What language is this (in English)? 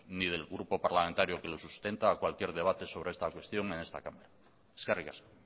Spanish